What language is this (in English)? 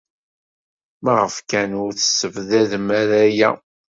Kabyle